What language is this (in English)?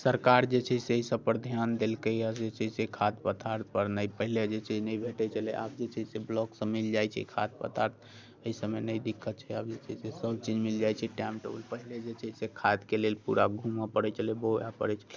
Maithili